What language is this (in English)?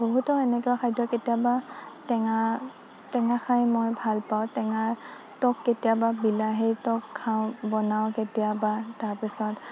Assamese